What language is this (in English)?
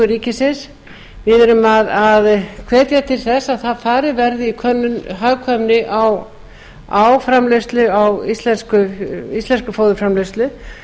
Icelandic